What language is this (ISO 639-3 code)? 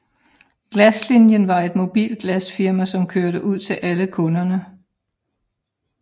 dan